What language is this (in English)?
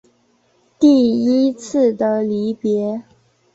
Chinese